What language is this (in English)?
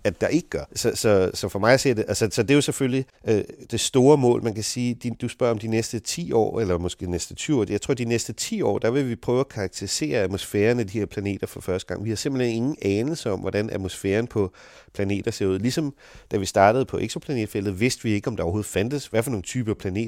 Danish